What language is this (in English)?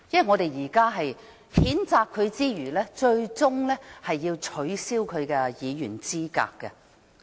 Cantonese